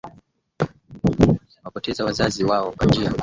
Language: Swahili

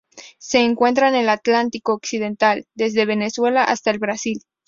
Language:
Spanish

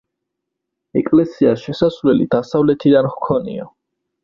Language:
Georgian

